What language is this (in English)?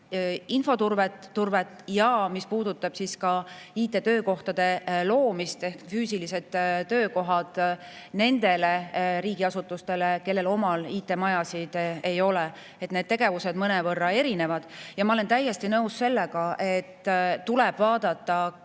Estonian